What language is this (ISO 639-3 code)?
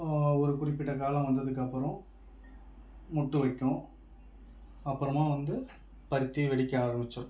tam